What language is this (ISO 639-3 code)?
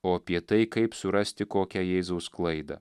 lit